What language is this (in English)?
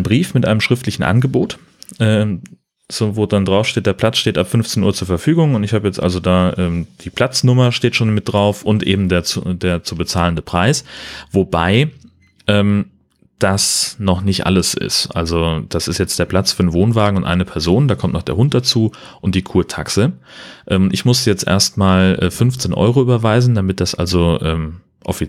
German